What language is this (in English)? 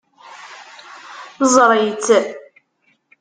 Kabyle